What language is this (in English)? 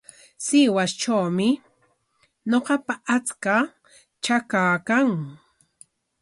Corongo Ancash Quechua